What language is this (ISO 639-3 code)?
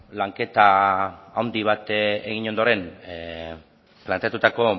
eus